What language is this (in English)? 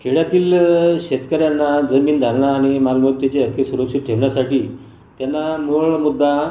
Marathi